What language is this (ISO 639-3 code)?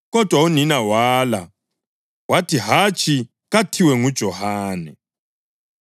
nde